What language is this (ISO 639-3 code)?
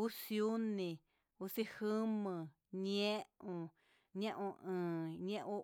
mxs